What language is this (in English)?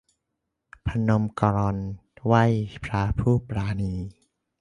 Thai